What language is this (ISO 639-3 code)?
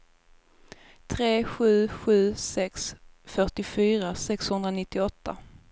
swe